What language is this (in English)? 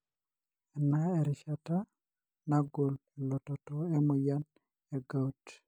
Masai